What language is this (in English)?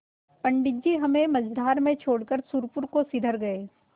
Hindi